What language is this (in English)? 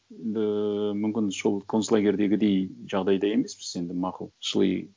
Kazakh